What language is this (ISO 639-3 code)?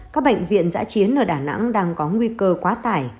vie